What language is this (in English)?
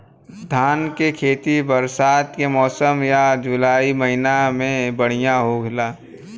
Bhojpuri